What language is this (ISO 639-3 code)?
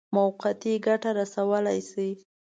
pus